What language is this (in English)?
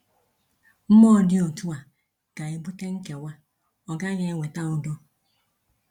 Igbo